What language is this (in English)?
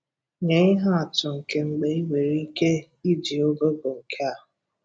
Igbo